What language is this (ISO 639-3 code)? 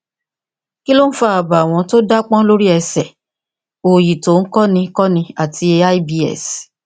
yor